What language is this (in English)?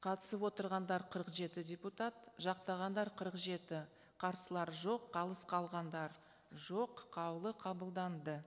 Kazakh